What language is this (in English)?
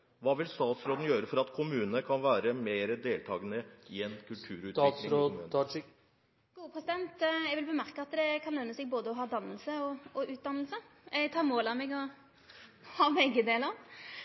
Norwegian